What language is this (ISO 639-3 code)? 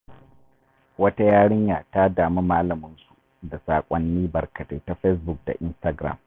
hau